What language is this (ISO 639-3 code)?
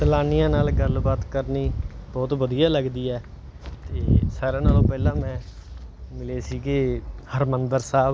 pan